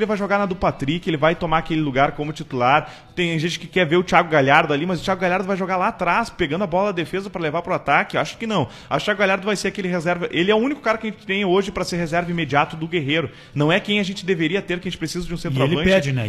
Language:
Portuguese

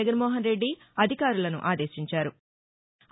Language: Telugu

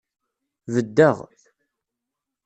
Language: Kabyle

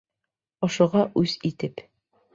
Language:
Bashkir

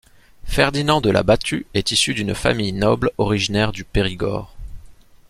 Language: French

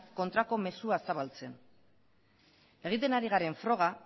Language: Basque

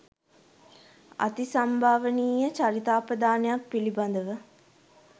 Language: Sinhala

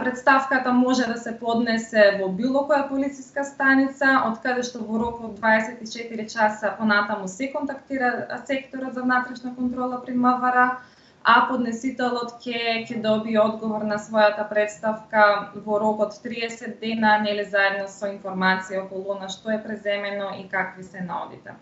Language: Macedonian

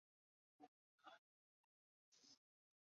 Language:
Chinese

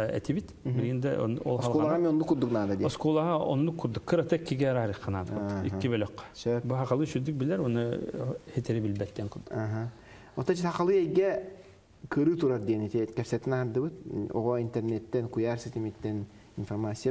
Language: Turkish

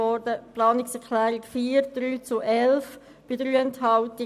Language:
Swiss German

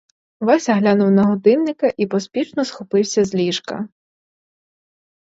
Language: Ukrainian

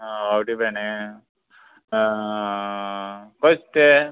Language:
Konkani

